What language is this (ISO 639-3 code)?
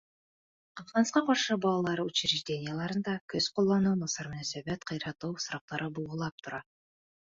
bak